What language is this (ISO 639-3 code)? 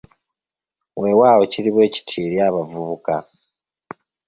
lug